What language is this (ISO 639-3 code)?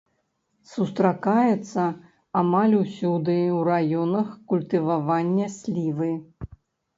bel